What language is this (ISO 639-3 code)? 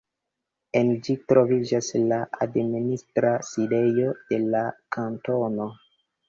epo